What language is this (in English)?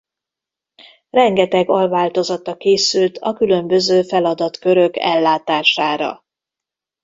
Hungarian